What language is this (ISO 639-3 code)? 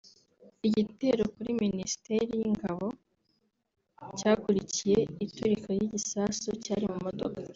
kin